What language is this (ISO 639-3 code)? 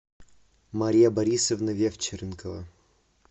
rus